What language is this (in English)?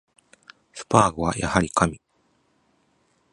Japanese